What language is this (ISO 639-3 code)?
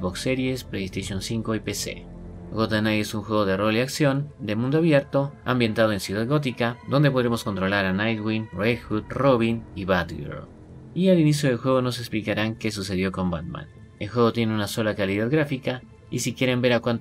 spa